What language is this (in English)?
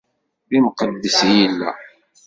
Kabyle